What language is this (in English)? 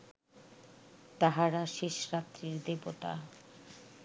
Bangla